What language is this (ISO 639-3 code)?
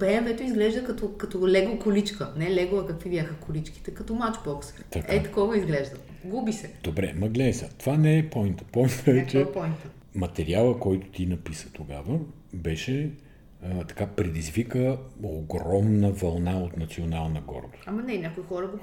bul